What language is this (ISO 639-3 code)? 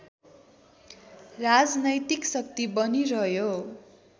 nep